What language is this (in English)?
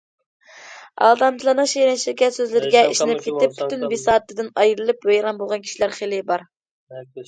Uyghur